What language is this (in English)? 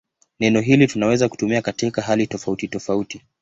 Swahili